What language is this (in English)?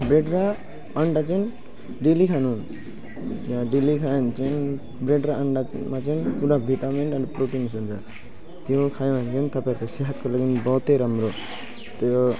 Nepali